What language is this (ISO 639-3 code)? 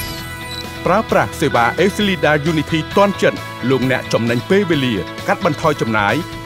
tha